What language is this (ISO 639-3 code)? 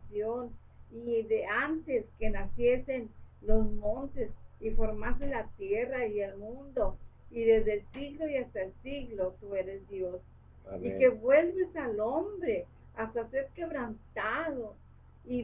spa